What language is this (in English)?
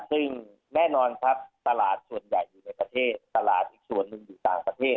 Thai